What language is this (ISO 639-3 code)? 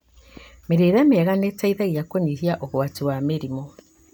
kik